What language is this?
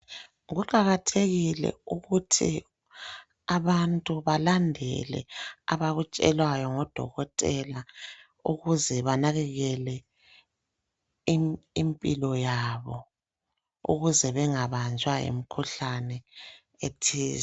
North Ndebele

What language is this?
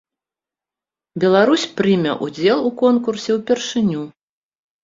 Belarusian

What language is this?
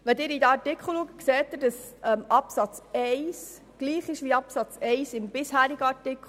Swiss German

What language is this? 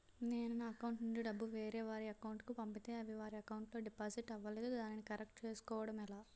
Telugu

